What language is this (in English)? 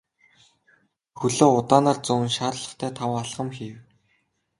Mongolian